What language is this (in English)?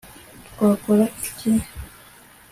Kinyarwanda